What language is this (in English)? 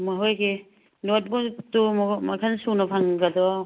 Manipuri